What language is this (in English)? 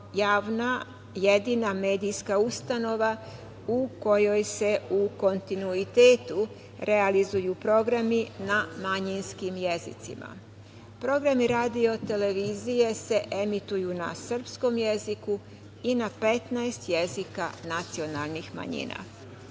Serbian